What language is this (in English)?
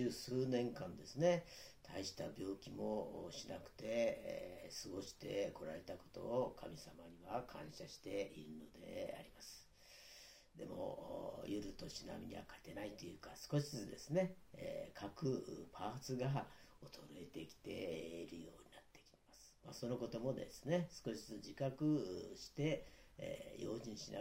Japanese